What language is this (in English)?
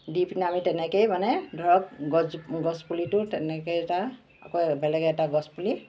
Assamese